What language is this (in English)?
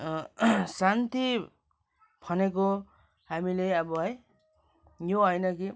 Nepali